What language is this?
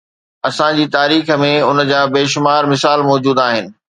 Sindhi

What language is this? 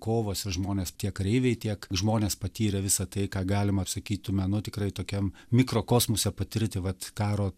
Lithuanian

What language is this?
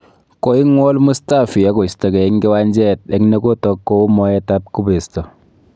Kalenjin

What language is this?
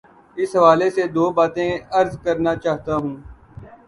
Urdu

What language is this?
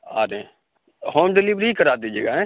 Urdu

